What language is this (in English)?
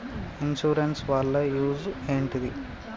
Telugu